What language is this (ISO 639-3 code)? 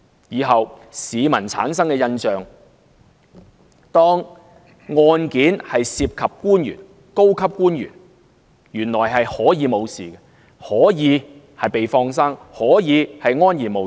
yue